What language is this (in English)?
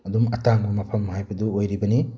Manipuri